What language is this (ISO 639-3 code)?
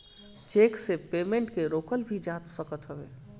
bho